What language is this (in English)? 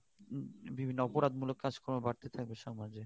Bangla